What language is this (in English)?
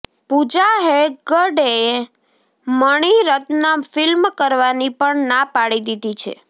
Gujarati